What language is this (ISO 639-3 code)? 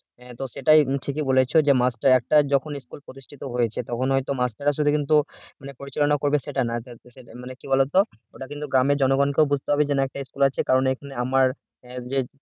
ben